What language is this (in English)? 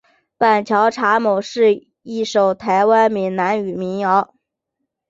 Chinese